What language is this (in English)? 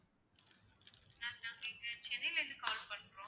Tamil